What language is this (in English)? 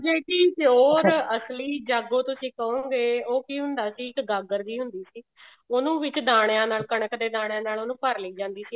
Punjabi